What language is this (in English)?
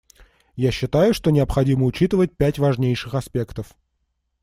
Russian